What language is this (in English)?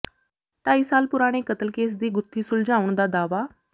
Punjabi